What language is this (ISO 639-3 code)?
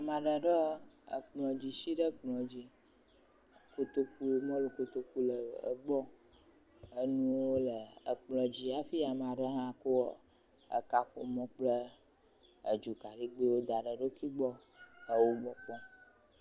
ewe